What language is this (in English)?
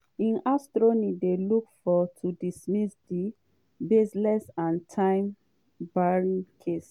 Nigerian Pidgin